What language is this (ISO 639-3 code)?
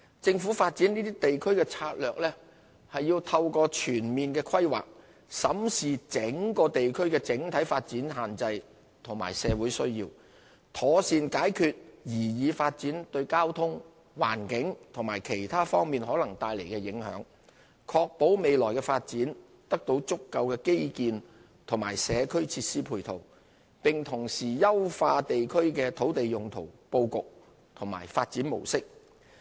yue